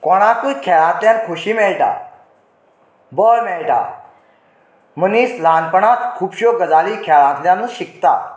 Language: Konkani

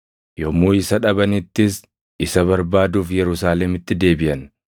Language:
Oromo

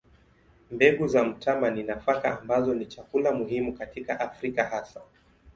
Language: Swahili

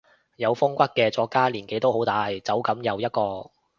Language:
Cantonese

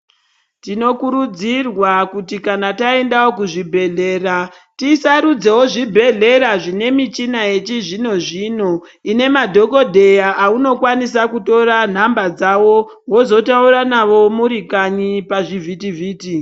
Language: Ndau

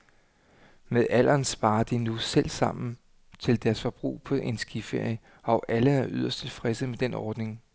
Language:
Danish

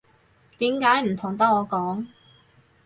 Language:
Cantonese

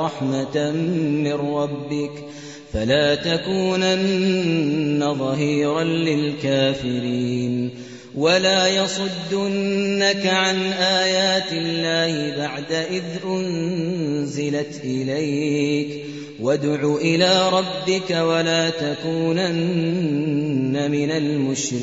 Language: Arabic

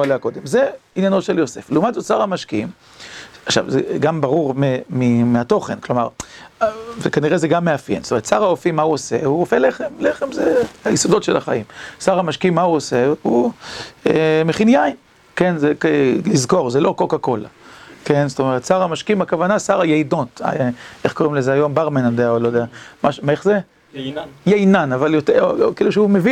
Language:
Hebrew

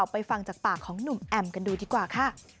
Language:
Thai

